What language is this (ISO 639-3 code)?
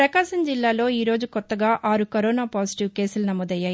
tel